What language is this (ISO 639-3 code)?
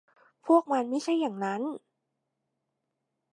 tha